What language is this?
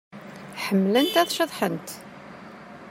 Kabyle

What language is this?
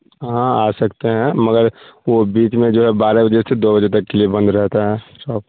Urdu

